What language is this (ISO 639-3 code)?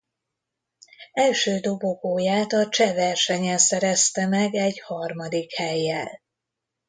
hun